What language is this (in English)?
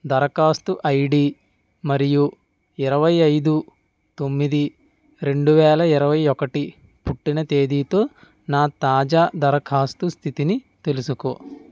Telugu